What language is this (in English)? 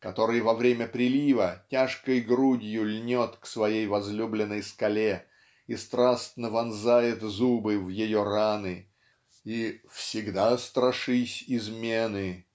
Russian